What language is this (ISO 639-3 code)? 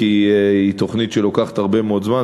heb